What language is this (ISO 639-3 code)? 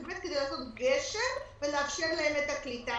heb